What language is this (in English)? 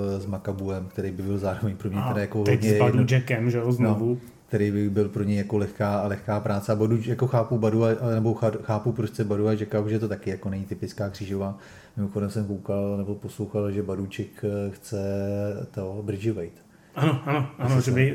Czech